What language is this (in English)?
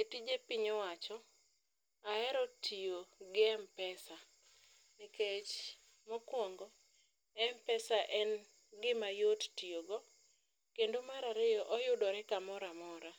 Luo (Kenya and Tanzania)